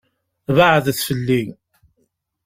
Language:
Kabyle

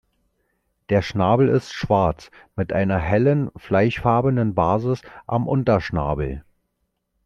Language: German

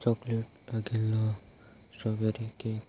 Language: Konkani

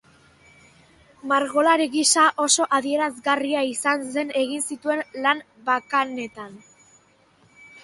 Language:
Basque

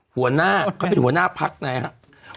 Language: Thai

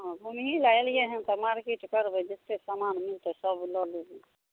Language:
Maithili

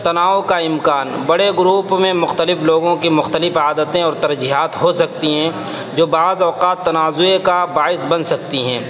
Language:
Urdu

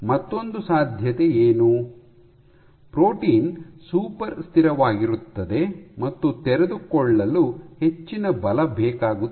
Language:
Kannada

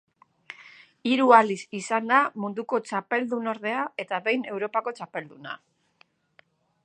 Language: Basque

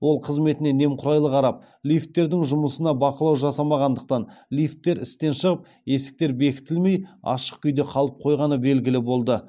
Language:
Kazakh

